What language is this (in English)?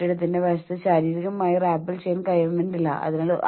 Malayalam